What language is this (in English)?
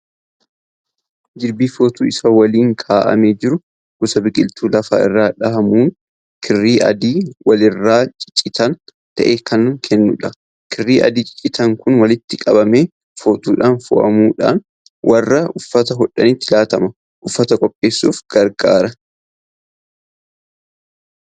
Oromo